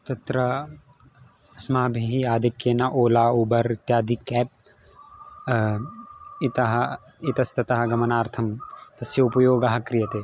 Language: Sanskrit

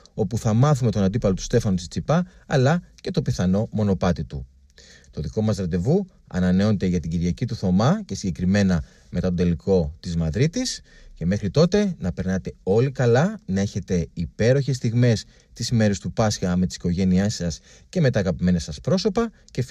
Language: Greek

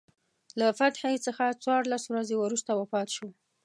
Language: Pashto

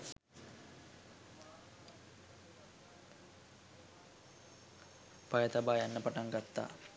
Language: Sinhala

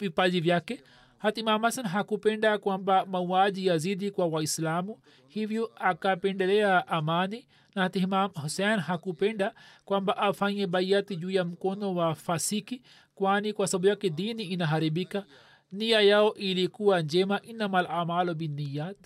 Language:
Swahili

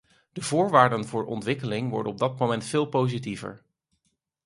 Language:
Dutch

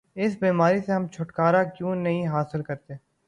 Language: Urdu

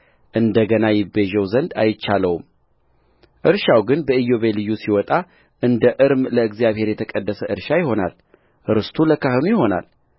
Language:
Amharic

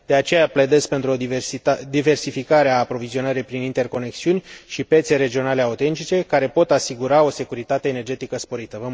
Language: Romanian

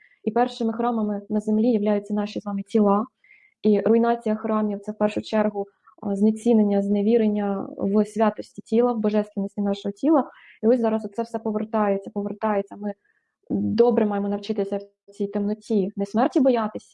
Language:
Ukrainian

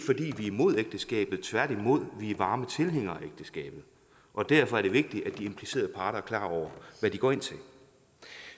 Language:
Danish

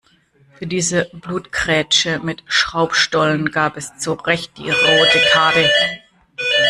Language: German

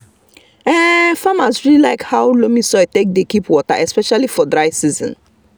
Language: Nigerian Pidgin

